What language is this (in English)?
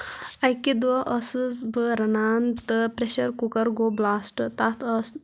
Kashmiri